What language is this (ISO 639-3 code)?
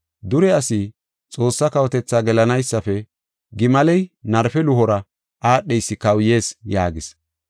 gof